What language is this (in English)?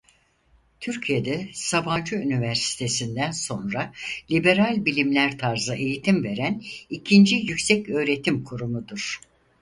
Turkish